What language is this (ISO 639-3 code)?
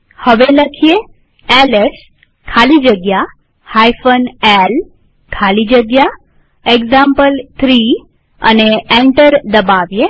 guj